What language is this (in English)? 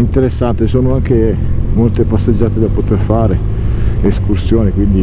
Italian